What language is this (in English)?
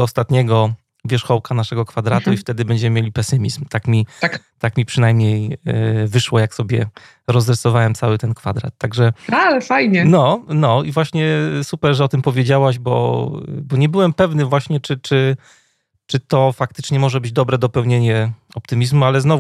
Polish